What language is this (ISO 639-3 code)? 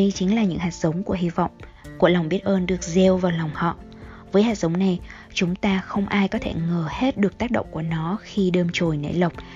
vie